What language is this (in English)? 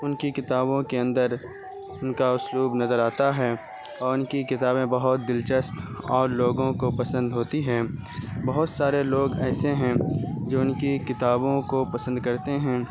Urdu